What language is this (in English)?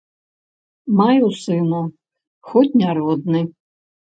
Belarusian